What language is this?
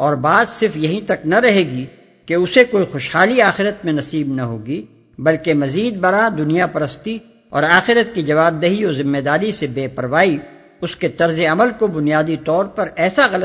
Urdu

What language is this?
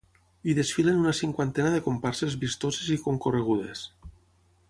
Catalan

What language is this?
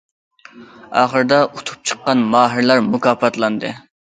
Uyghur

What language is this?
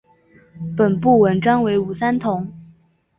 Chinese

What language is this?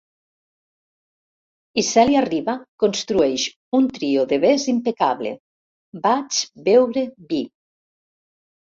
Catalan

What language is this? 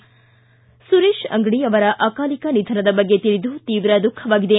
Kannada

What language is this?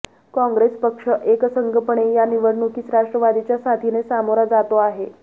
Marathi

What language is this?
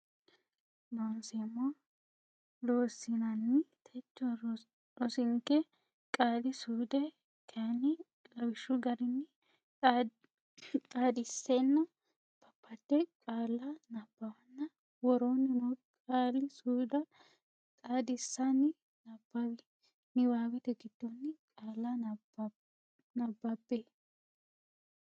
Sidamo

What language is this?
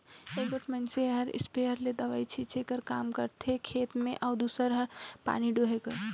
Chhattisgarhi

